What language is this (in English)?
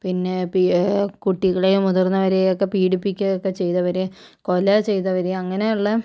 Malayalam